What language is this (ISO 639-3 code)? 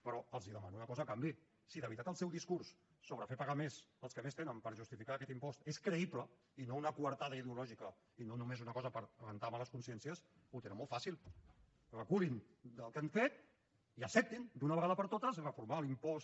cat